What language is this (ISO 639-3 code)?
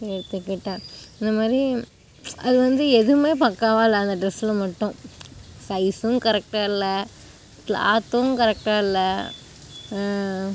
tam